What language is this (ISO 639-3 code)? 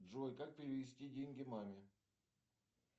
rus